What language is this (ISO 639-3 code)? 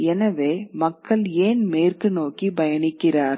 tam